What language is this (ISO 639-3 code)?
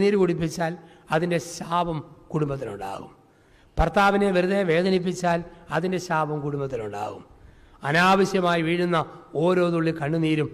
mal